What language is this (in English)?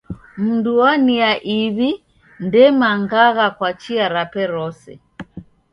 Taita